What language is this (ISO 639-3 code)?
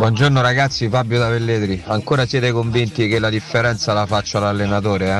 ita